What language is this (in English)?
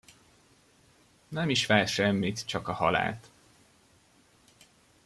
Hungarian